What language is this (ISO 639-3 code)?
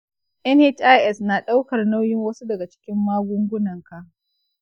hau